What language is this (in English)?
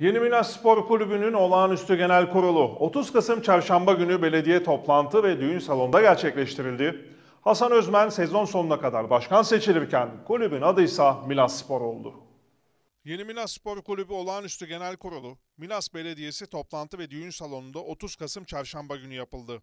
Turkish